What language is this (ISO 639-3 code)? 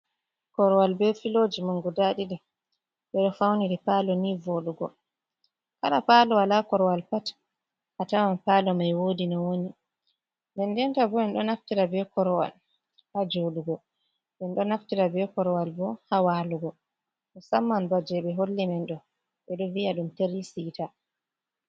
ful